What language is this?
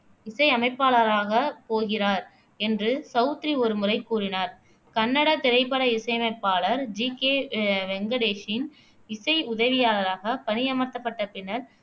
Tamil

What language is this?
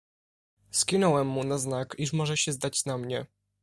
Polish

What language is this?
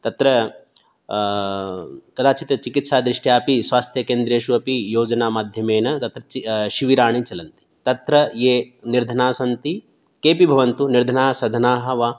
Sanskrit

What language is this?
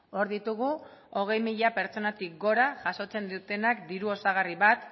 Basque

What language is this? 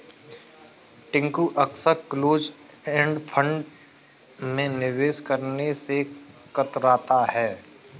Hindi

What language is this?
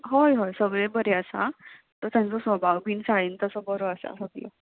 Konkani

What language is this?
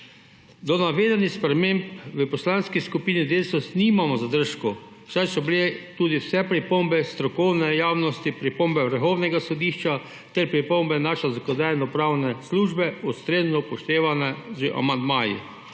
Slovenian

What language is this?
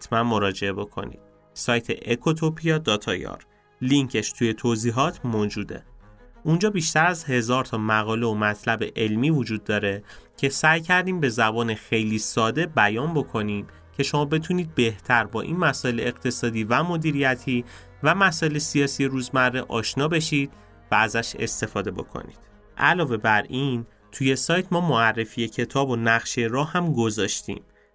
Persian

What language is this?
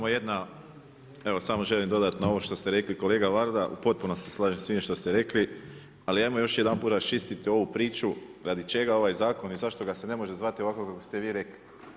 Croatian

